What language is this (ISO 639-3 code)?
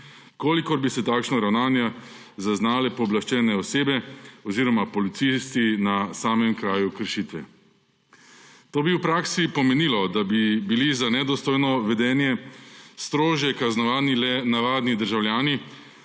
slv